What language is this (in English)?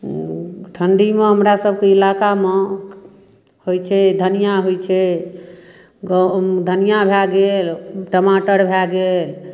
Maithili